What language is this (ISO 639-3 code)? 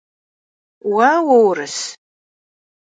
kbd